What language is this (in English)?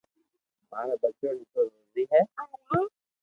Loarki